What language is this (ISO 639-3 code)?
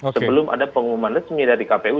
ind